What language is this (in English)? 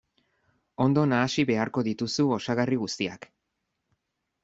Basque